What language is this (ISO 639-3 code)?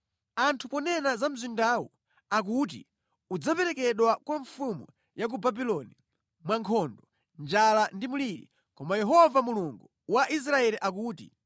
nya